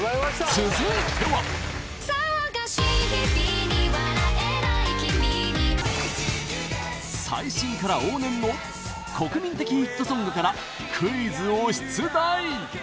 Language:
Japanese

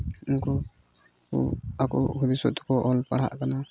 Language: Santali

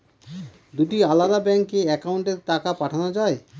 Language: Bangla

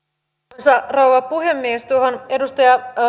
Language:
Finnish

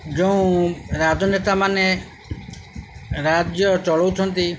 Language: Odia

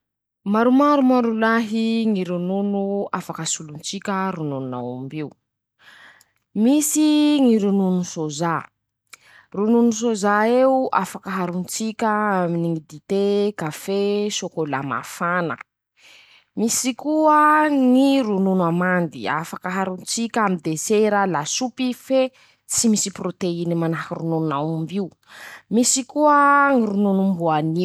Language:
Masikoro Malagasy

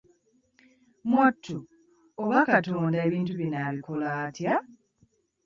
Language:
Ganda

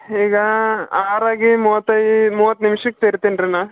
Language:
Kannada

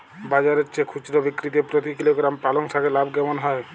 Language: Bangla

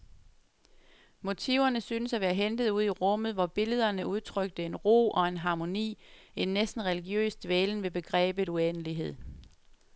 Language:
Danish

